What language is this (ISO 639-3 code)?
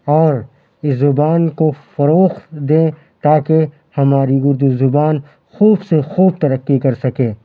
urd